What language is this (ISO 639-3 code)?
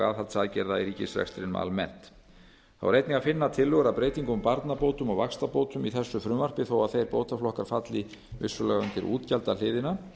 isl